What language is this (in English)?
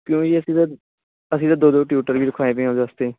Punjabi